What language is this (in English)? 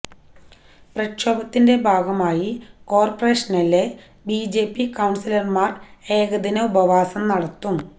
Malayalam